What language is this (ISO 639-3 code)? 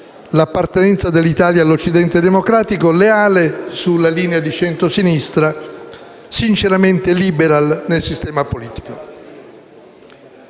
ita